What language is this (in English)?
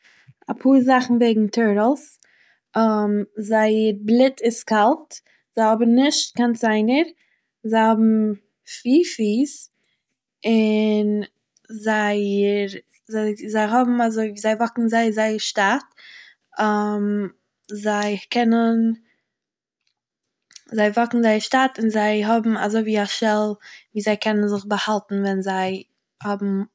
Yiddish